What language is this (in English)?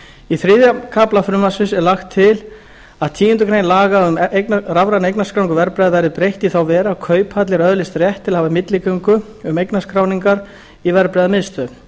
Icelandic